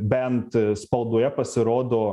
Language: Lithuanian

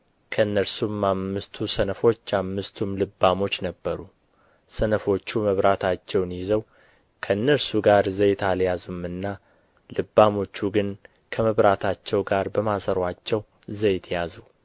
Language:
Amharic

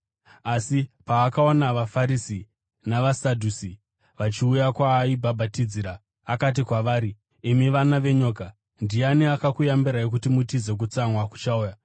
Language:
Shona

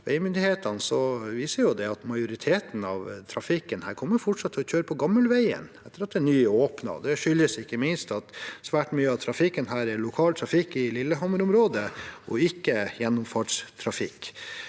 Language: Norwegian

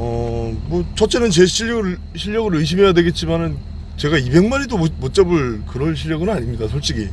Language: Korean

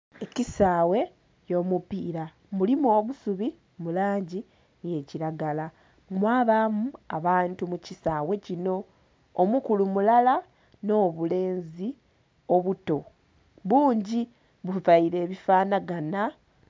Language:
Soga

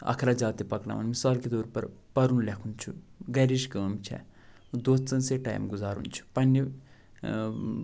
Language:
Kashmiri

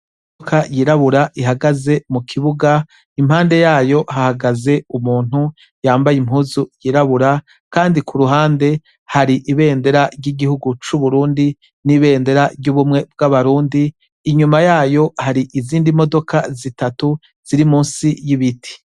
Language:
Rundi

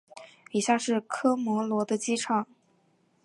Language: Chinese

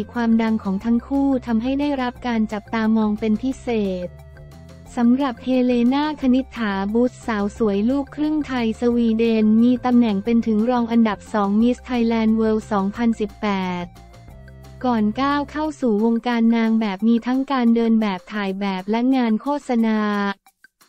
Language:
Thai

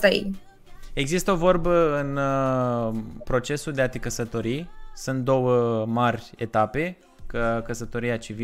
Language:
Romanian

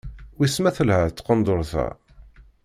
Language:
Kabyle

